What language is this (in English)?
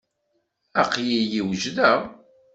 Kabyle